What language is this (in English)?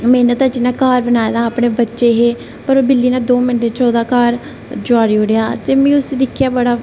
Dogri